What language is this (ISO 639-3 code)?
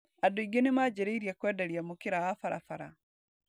kik